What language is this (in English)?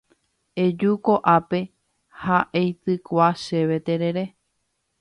Guarani